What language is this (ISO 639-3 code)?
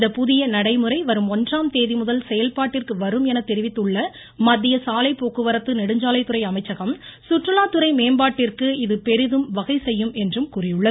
tam